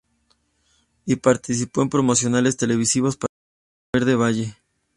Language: Spanish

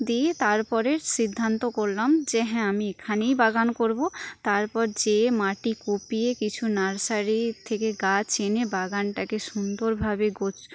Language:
Bangla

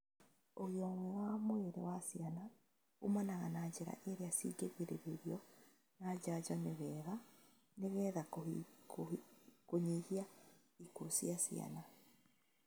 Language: Kikuyu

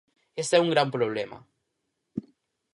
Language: Galician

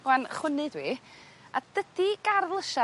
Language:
Welsh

